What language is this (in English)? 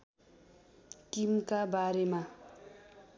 Nepali